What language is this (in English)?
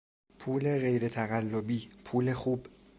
Persian